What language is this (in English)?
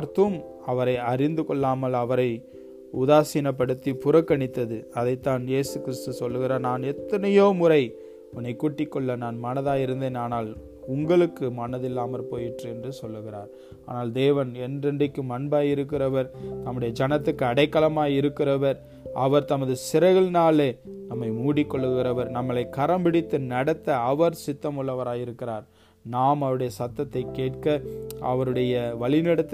Tamil